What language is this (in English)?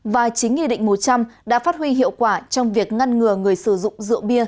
Vietnamese